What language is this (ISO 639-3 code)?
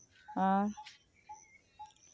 sat